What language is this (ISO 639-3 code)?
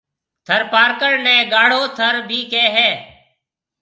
mve